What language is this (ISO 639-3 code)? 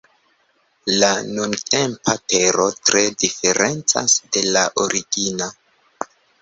epo